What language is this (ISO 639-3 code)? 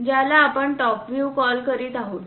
mar